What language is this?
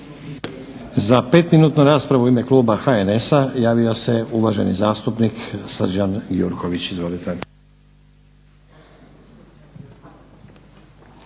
Croatian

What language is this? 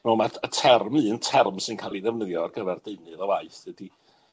Welsh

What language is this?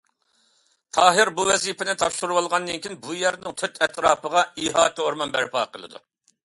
Uyghur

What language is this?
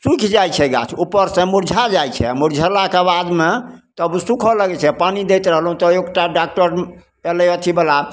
Maithili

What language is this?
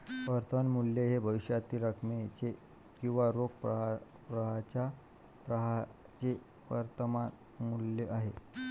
Marathi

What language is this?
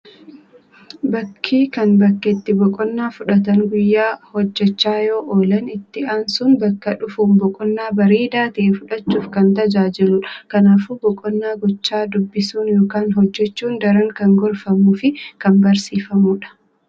Oromo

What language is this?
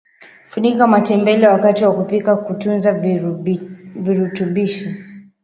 Swahili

